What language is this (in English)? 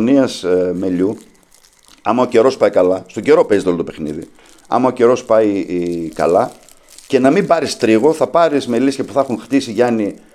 Greek